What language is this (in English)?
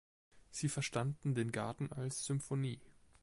German